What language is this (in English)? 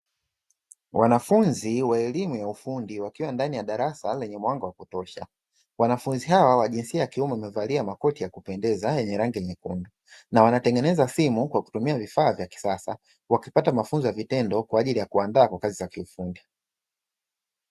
Swahili